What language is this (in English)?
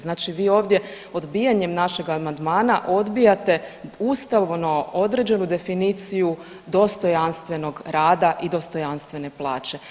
Croatian